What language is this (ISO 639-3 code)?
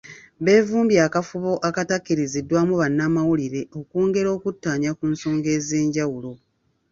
lug